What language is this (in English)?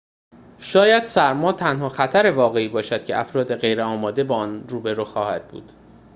Persian